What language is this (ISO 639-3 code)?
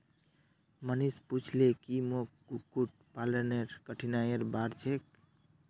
mag